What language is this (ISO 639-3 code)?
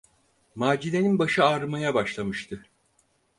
tur